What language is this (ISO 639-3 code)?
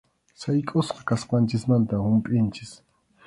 qxu